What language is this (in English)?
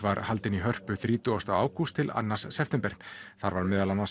Icelandic